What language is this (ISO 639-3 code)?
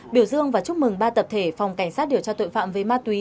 vie